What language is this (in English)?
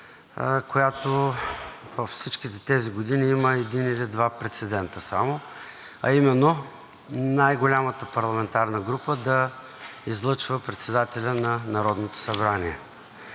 Bulgarian